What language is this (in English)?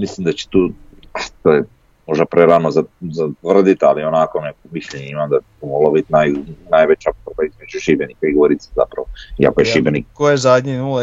Croatian